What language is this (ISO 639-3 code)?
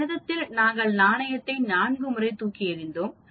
tam